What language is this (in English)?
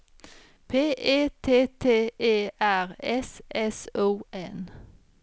Swedish